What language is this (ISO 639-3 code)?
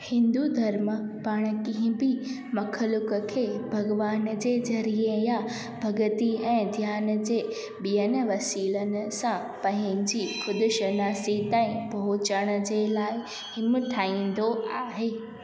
snd